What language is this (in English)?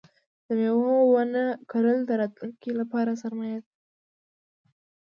Pashto